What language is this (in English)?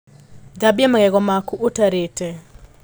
Kikuyu